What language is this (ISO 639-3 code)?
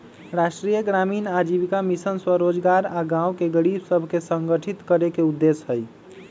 mag